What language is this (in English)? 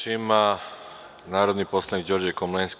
Serbian